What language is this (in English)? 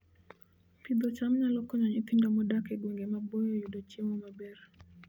Luo (Kenya and Tanzania)